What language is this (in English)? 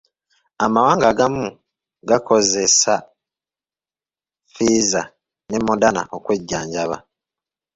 Ganda